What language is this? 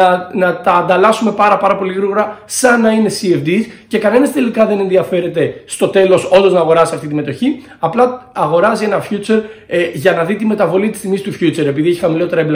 Greek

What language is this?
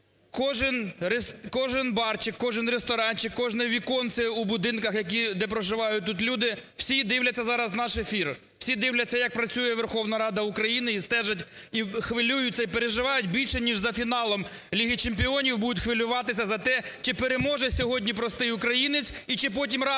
Ukrainian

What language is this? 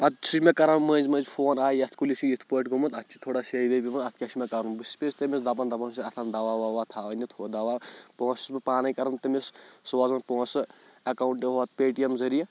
Kashmiri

